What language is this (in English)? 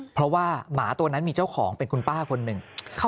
Thai